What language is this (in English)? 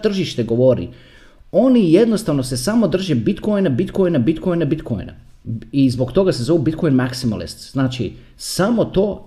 Croatian